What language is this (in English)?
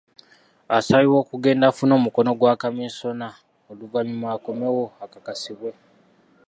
Ganda